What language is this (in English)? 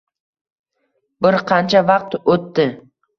Uzbek